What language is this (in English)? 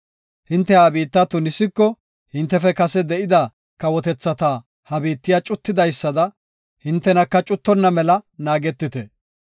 Gofa